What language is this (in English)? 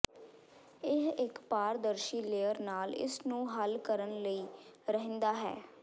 Punjabi